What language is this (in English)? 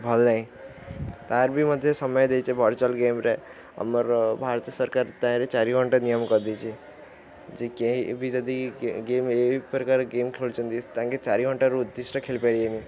Odia